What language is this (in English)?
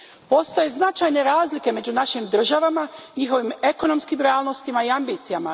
Croatian